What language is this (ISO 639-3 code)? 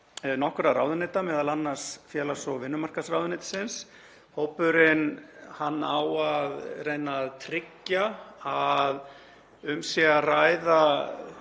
isl